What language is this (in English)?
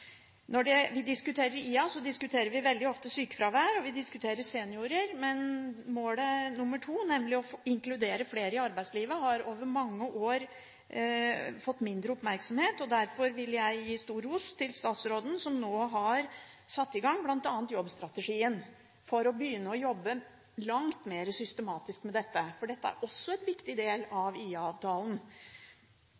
Norwegian Bokmål